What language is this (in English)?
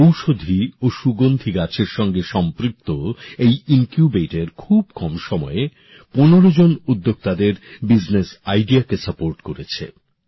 Bangla